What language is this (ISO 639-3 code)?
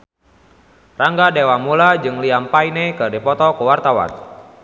sun